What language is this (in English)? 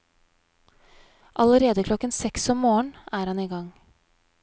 Norwegian